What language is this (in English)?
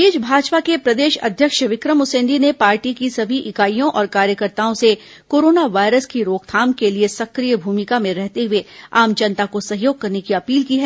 Hindi